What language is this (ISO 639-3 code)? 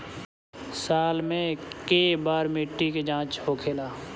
bho